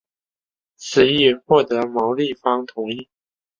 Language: Chinese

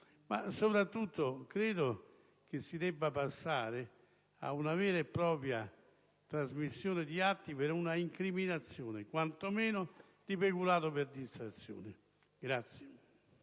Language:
Italian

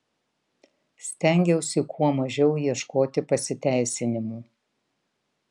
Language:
Lithuanian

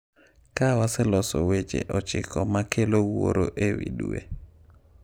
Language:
Luo (Kenya and Tanzania)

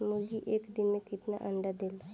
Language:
Bhojpuri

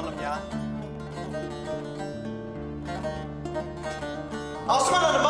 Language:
Turkish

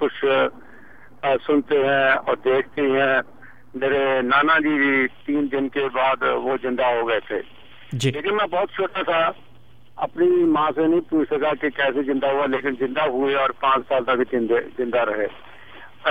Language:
Urdu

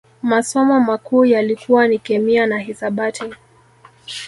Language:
Swahili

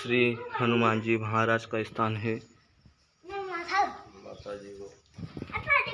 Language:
Hindi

